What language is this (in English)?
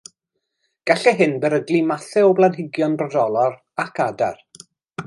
Welsh